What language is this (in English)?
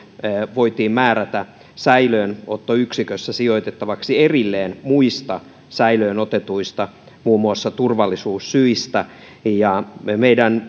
Finnish